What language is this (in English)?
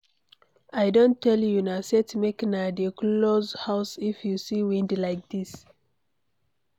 Nigerian Pidgin